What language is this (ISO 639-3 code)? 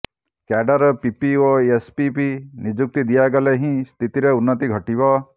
ori